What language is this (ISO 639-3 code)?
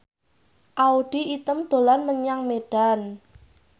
jav